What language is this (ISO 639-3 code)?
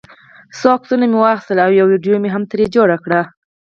pus